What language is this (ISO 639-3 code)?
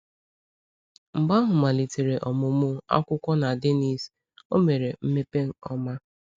ibo